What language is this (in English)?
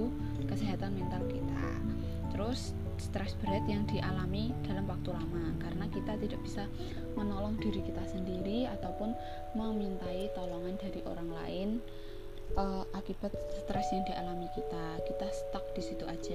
Indonesian